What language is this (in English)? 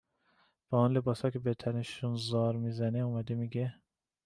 Persian